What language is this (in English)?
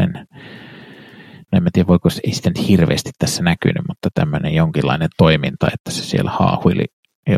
Finnish